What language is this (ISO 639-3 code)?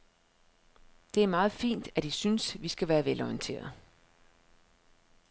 dan